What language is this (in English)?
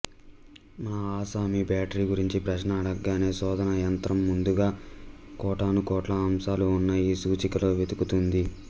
Telugu